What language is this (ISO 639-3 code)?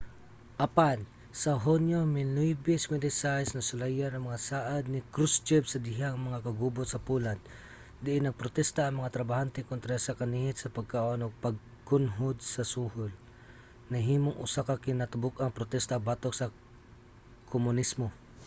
ceb